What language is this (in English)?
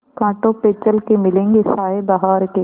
Hindi